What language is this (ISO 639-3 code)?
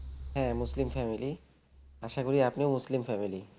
ben